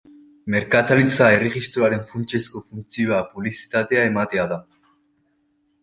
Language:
Basque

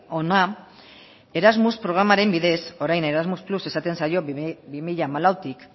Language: Basque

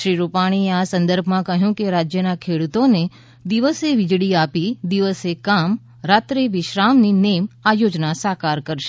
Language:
Gujarati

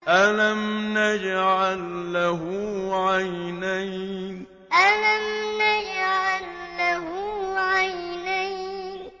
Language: Arabic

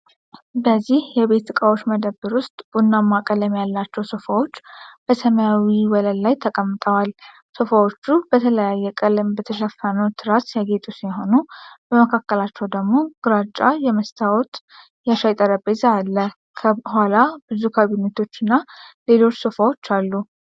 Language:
Amharic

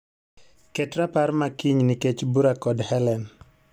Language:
Luo (Kenya and Tanzania)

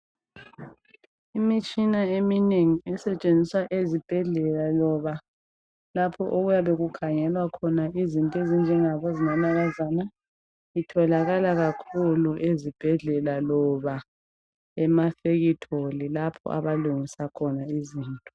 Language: North Ndebele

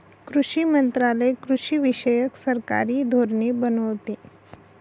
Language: Marathi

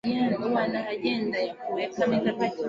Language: Swahili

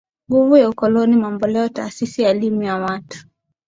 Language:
Swahili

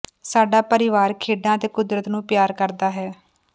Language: Punjabi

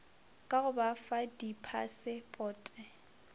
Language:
Northern Sotho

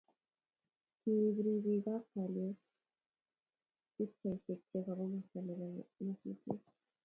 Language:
Kalenjin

